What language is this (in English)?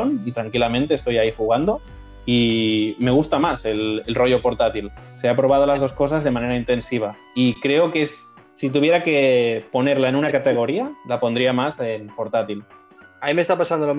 Spanish